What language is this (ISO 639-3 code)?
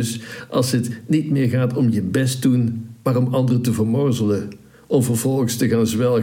nld